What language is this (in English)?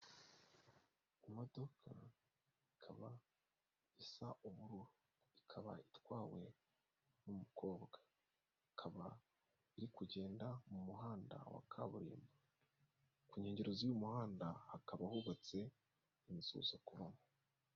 Kinyarwanda